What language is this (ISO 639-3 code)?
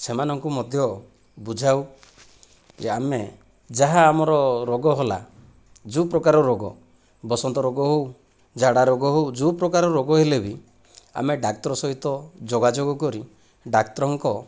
ori